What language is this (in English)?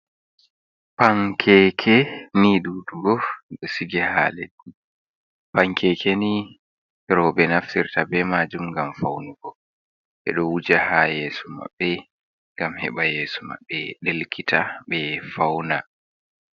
Fula